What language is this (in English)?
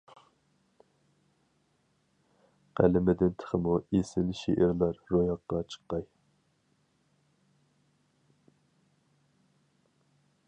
Uyghur